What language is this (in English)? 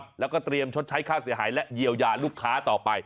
Thai